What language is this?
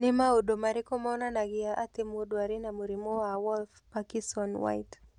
Kikuyu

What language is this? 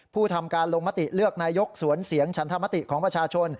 Thai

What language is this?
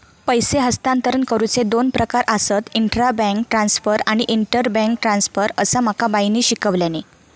Marathi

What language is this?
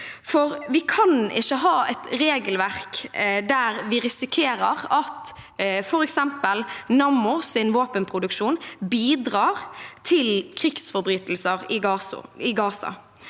Norwegian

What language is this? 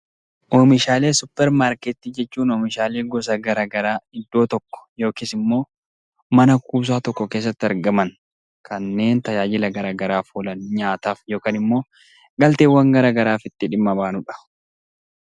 Oromo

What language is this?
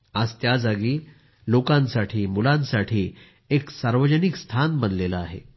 Marathi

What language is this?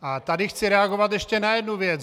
Czech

